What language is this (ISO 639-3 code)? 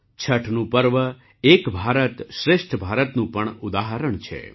guj